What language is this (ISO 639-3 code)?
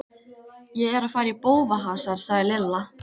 isl